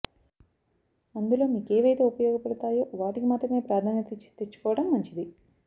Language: Telugu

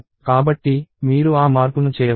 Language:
Telugu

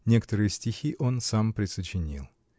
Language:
Russian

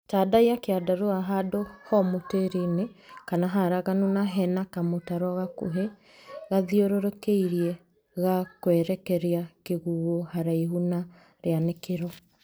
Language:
Kikuyu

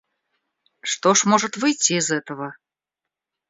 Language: Russian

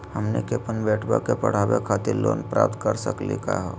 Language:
Magahi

